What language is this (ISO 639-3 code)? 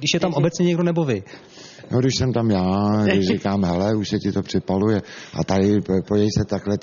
ces